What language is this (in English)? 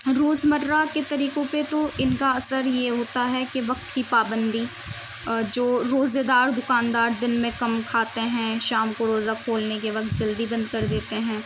Urdu